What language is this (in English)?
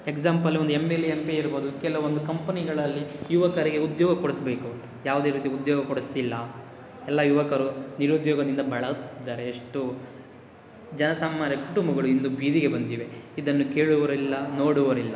Kannada